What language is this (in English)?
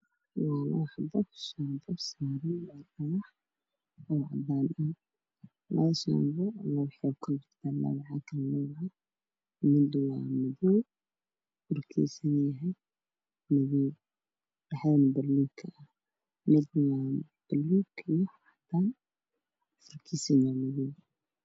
Somali